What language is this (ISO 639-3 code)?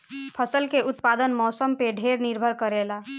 bho